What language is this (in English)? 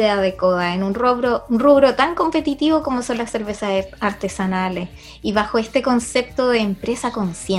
Spanish